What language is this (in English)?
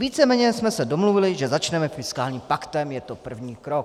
Czech